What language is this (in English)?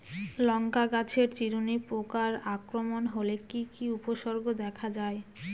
Bangla